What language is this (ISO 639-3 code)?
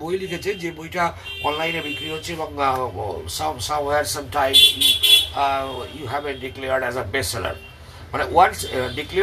ben